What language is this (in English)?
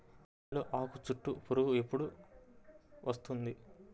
Telugu